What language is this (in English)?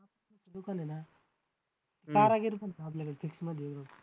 Marathi